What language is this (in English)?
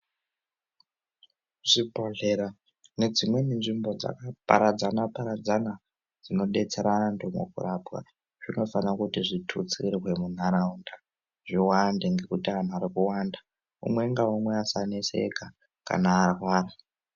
Ndau